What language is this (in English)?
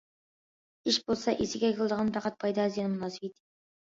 Uyghur